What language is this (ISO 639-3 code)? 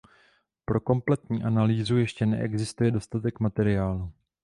ces